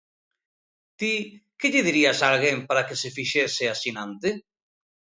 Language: Galician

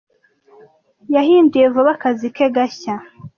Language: Kinyarwanda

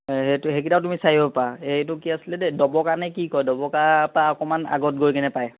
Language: Assamese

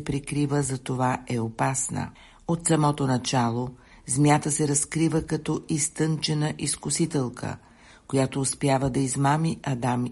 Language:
Bulgarian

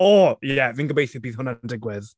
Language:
Welsh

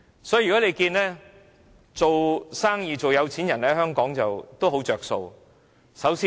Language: Cantonese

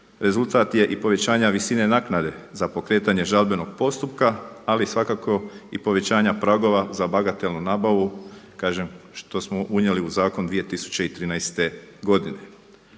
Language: Croatian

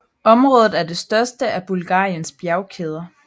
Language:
Danish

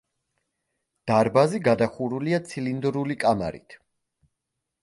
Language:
Georgian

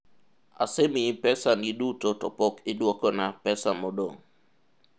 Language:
Luo (Kenya and Tanzania)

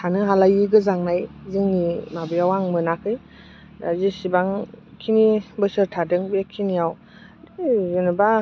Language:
Bodo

